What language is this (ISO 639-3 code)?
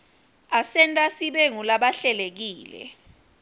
ssw